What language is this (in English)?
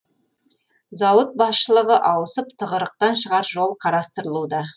Kazakh